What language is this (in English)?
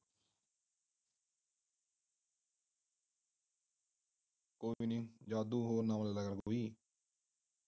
Punjabi